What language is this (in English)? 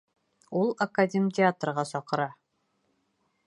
Bashkir